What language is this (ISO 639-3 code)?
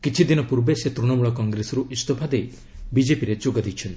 ori